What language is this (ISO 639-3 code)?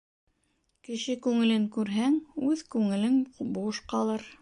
bak